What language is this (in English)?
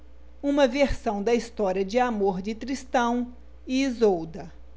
Portuguese